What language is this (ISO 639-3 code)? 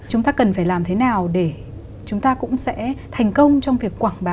vie